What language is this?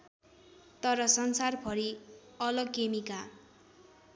Nepali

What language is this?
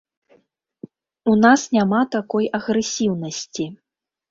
Belarusian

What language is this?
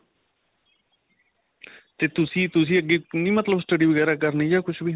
Punjabi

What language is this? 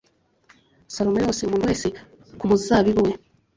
Kinyarwanda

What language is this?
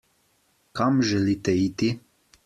Slovenian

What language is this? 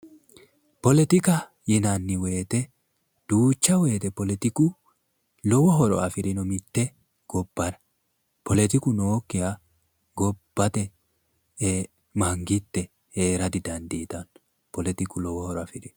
Sidamo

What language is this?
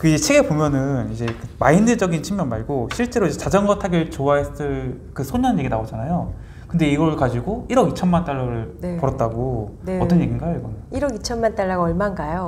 Korean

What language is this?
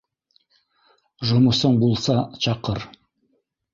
Bashkir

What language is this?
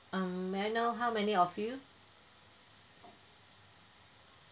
English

